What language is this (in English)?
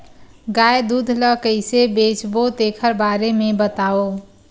Chhattisgarhi